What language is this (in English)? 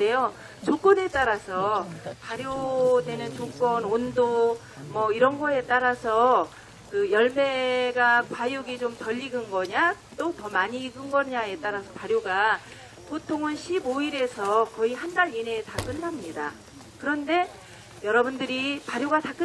Korean